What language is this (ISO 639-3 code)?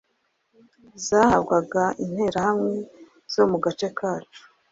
kin